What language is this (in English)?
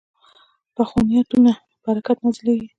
Pashto